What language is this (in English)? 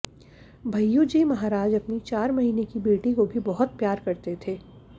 Hindi